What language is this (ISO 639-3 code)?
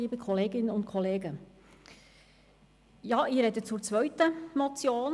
gsw